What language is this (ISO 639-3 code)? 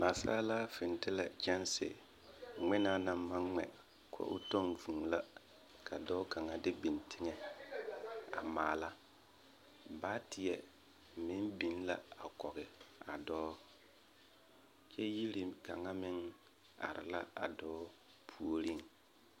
dga